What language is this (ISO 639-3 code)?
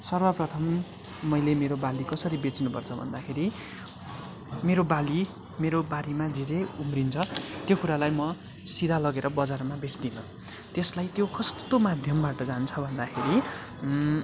nep